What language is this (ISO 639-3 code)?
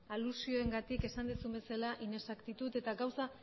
eus